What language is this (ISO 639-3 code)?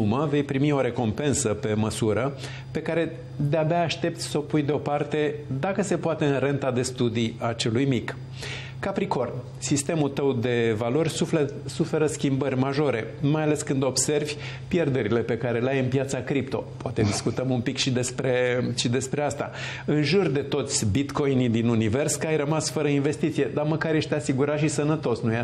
ron